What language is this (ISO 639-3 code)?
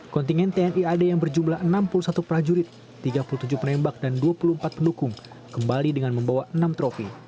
ind